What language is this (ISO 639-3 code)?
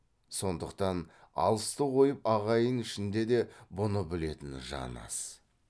kaz